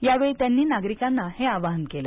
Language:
Marathi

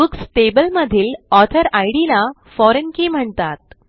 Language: Marathi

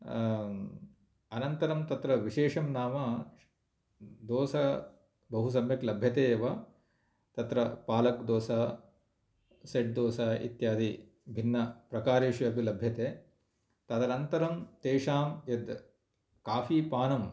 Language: Sanskrit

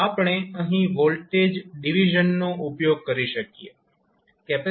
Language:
Gujarati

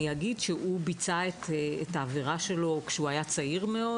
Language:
Hebrew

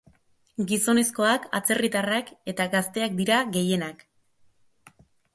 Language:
Basque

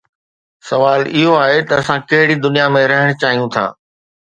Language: Sindhi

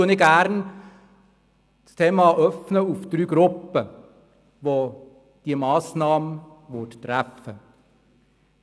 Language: Swiss German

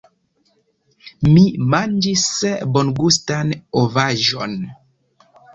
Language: Esperanto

